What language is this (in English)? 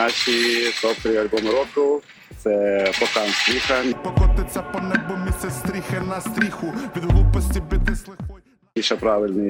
Ukrainian